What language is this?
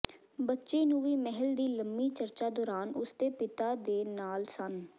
Punjabi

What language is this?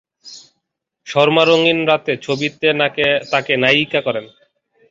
Bangla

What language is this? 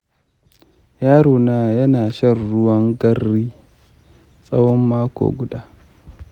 Hausa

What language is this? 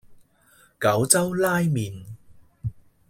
Cantonese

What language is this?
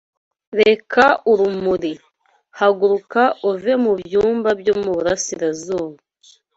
Kinyarwanda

